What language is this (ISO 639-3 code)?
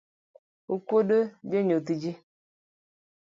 luo